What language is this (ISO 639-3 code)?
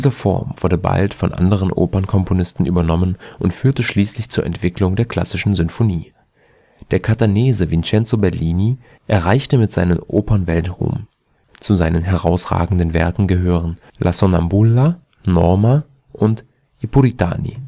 deu